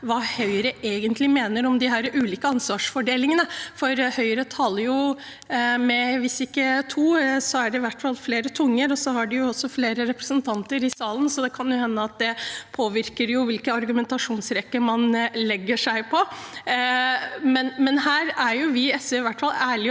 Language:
Norwegian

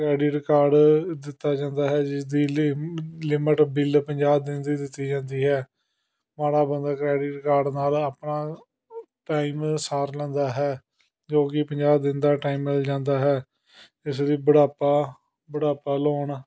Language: Punjabi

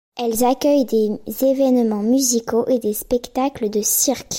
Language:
French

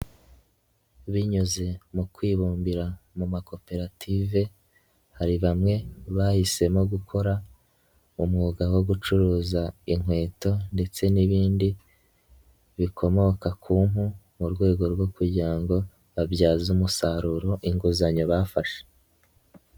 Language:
Kinyarwanda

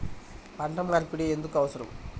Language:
Telugu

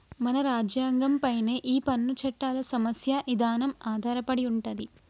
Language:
Telugu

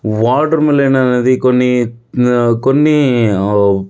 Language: Telugu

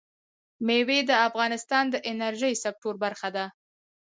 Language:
Pashto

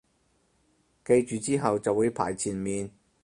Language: Cantonese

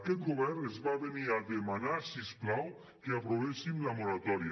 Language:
Catalan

